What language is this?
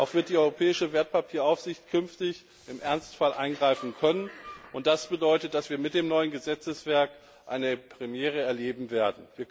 German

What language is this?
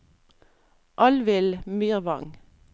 Norwegian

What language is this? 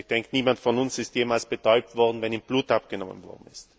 German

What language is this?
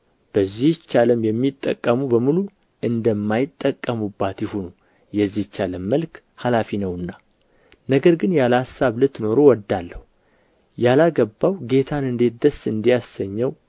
Amharic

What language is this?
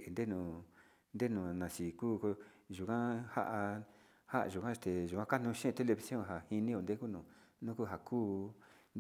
Sinicahua Mixtec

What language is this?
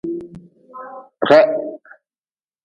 Nawdm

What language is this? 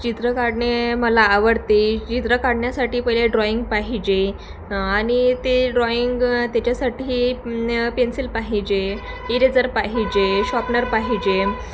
Marathi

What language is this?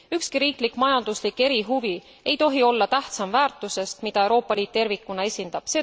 Estonian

